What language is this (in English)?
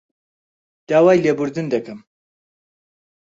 Central Kurdish